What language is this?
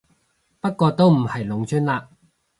Cantonese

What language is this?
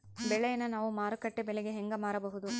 Kannada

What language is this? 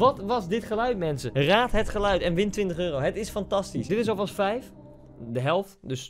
Dutch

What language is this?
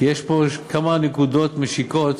Hebrew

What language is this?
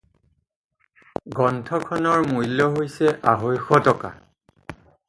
Assamese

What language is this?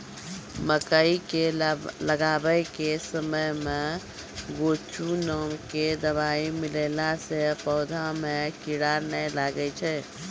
Maithili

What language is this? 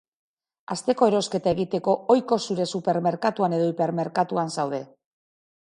Basque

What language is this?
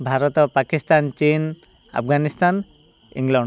Odia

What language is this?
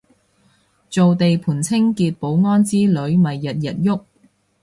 Cantonese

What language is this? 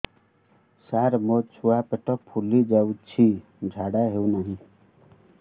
Odia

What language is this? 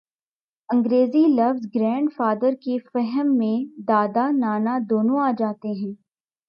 Urdu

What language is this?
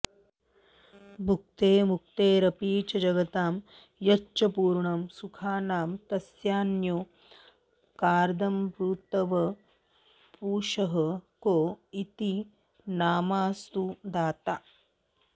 Sanskrit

